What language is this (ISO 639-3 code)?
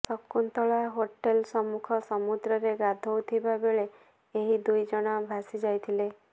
ori